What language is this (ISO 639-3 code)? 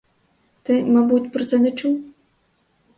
ukr